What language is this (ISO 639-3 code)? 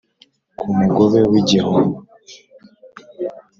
kin